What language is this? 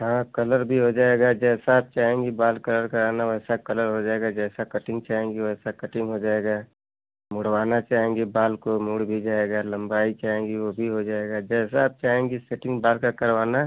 Hindi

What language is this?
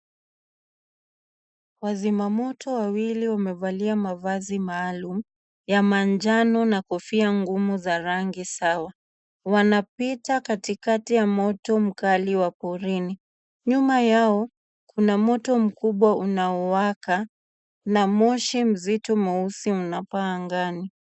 Swahili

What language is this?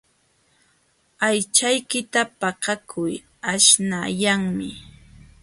Jauja Wanca Quechua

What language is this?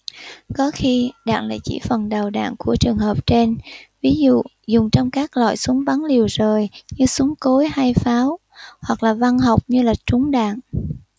Vietnamese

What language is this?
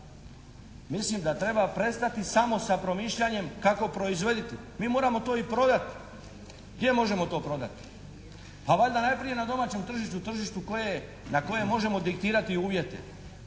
Croatian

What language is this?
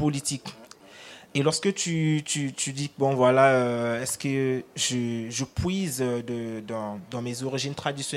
French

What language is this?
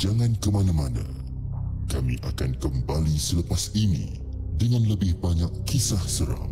Malay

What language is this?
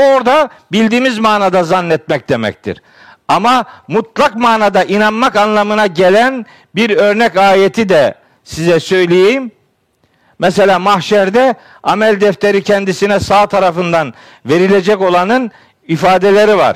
Turkish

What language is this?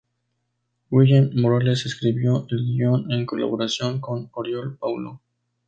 Spanish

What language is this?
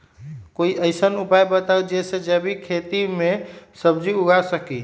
Magahi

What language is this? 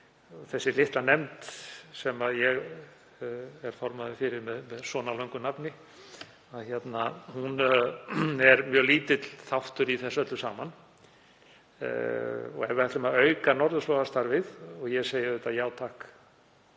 Icelandic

